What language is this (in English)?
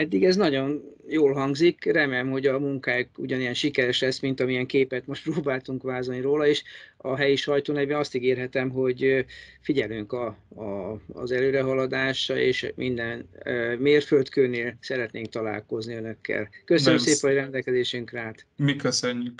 Hungarian